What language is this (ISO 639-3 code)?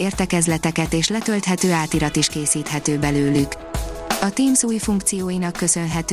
hun